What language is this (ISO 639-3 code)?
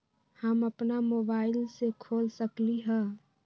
mag